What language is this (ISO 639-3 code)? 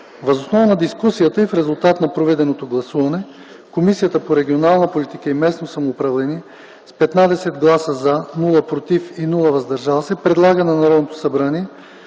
bul